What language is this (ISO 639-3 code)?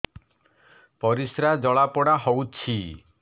ori